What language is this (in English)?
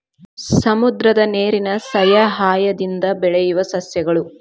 Kannada